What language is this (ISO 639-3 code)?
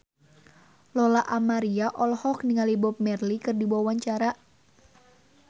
sun